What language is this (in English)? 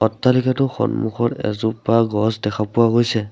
Assamese